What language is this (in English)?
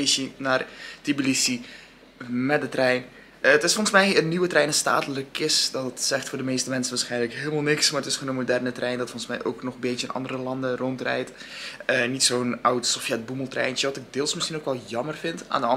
Dutch